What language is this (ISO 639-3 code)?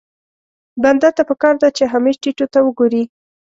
pus